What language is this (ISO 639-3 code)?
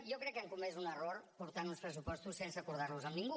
cat